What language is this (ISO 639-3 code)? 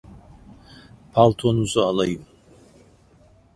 tur